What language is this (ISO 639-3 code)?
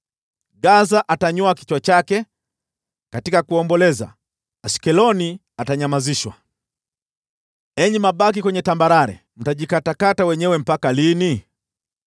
swa